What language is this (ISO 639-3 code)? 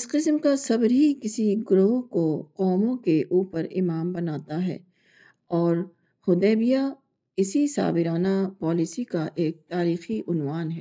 urd